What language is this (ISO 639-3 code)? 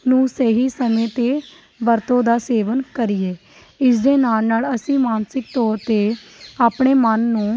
pan